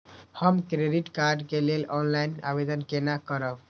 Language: Maithili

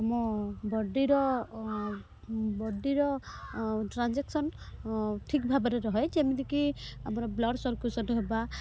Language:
Odia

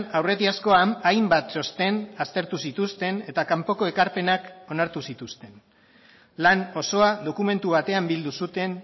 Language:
Basque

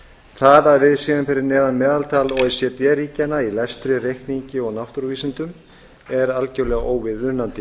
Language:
Icelandic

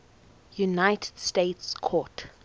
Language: English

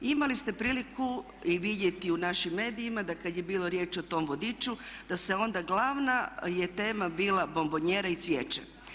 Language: Croatian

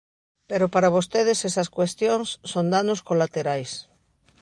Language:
Galician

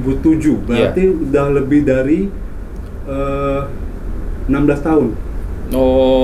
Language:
Indonesian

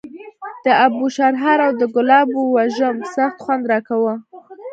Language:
Pashto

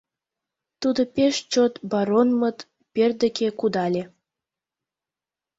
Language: Mari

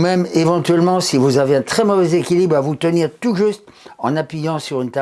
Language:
French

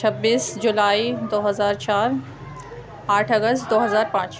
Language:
Urdu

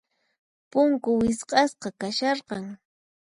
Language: Puno Quechua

